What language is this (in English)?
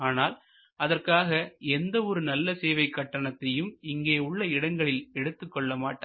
Tamil